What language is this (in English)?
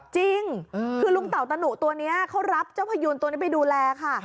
Thai